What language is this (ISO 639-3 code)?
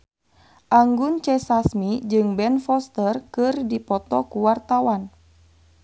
sun